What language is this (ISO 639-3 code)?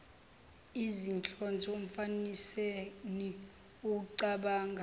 zul